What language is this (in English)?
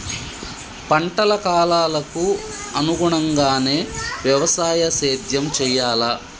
Telugu